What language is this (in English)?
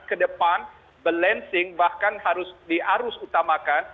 Indonesian